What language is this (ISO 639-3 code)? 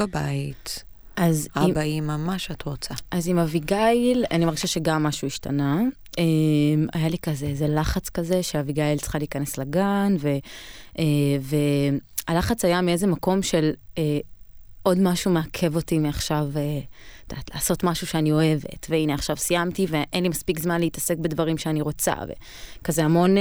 heb